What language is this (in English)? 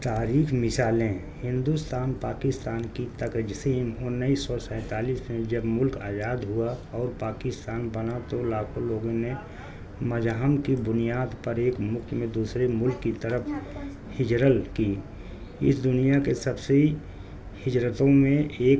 Urdu